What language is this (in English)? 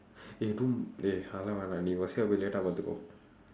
English